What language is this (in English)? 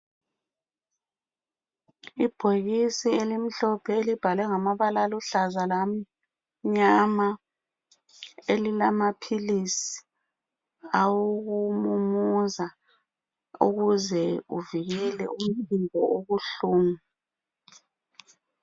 North Ndebele